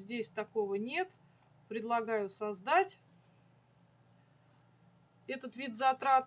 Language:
Russian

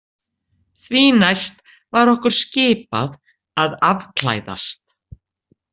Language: Icelandic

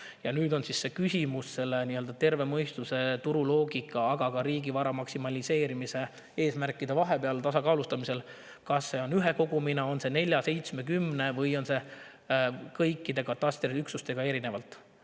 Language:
Estonian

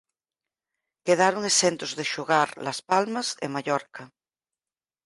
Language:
Galician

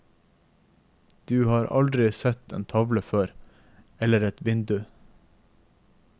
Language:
Norwegian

